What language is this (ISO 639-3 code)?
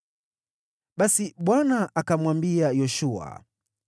swa